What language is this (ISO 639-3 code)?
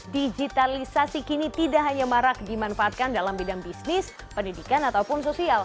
ind